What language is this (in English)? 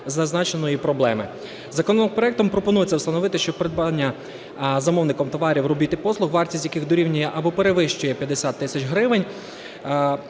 Ukrainian